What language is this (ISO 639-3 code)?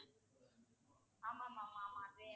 tam